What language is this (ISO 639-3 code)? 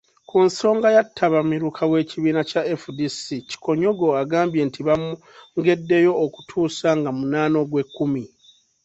lug